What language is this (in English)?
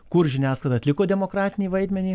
Lithuanian